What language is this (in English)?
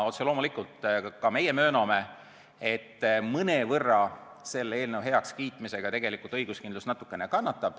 Estonian